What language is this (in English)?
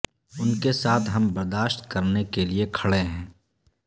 Urdu